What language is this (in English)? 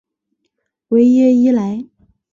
Chinese